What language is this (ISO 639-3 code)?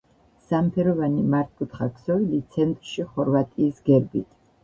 kat